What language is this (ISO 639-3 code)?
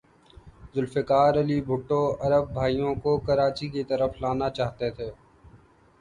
urd